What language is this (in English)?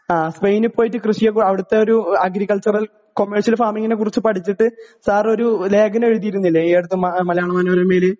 Malayalam